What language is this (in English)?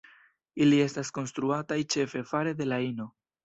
Esperanto